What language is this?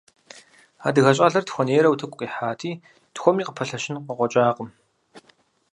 Kabardian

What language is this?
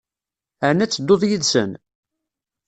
Kabyle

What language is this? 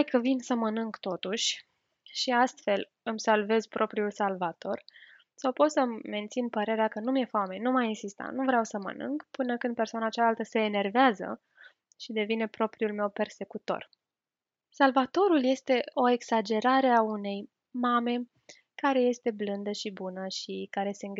Romanian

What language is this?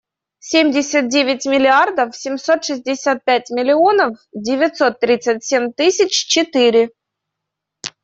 Russian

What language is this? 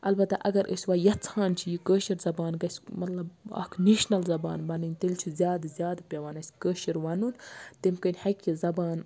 Kashmiri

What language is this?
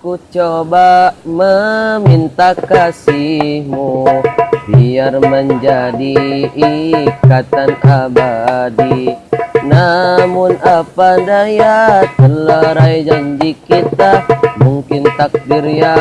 Indonesian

